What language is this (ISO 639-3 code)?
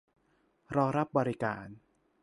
tha